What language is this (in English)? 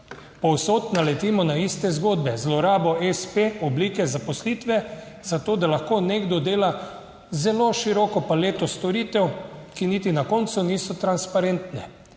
Slovenian